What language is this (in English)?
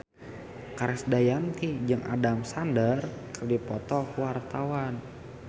Sundanese